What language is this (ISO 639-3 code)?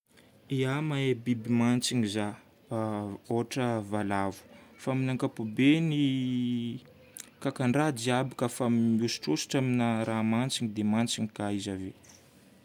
bmm